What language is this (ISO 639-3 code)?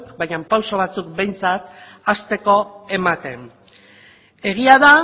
eus